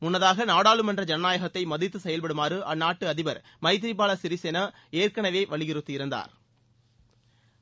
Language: Tamil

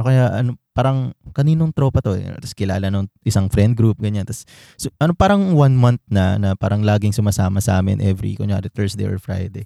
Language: Filipino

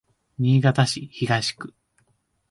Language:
Japanese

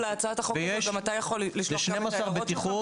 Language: Hebrew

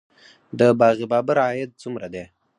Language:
Pashto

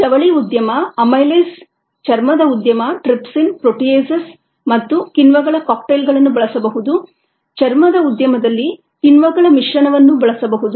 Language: Kannada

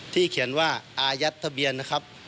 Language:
Thai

